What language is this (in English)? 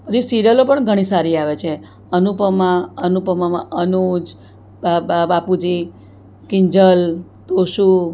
Gujarati